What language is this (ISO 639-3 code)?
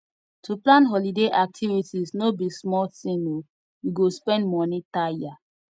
pcm